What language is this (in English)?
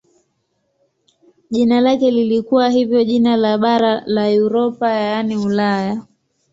Swahili